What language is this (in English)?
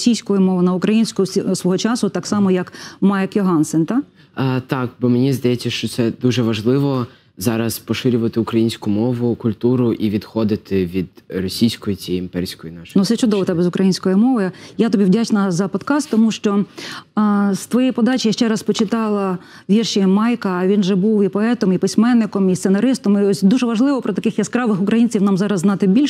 Ukrainian